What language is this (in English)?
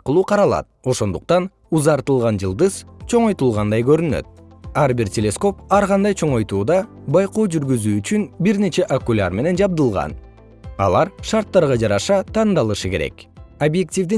Kyrgyz